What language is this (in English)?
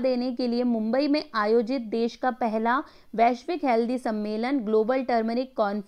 Hindi